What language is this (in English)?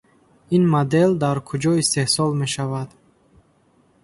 Tajik